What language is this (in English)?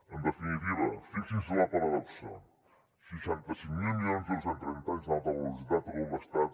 Catalan